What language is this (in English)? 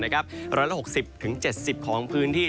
Thai